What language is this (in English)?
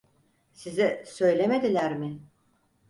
Turkish